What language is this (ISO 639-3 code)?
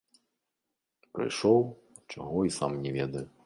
bel